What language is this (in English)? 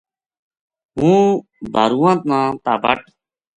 Gujari